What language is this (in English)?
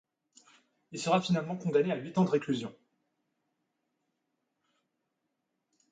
French